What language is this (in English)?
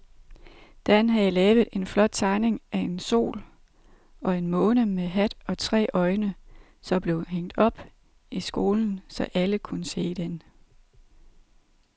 Danish